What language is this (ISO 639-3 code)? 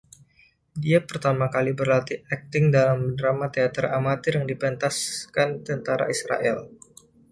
ind